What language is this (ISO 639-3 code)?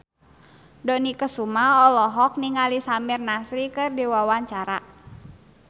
sun